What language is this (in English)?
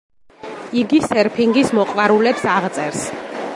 Georgian